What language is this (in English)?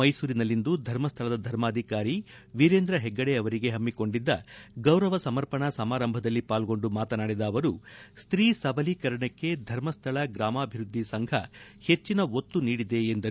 Kannada